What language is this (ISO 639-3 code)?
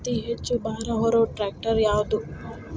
kan